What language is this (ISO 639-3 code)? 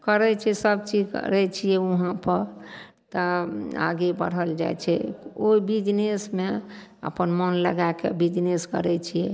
mai